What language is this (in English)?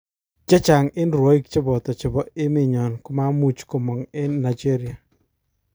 Kalenjin